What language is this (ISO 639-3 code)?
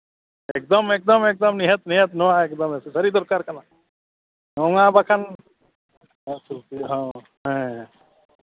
sat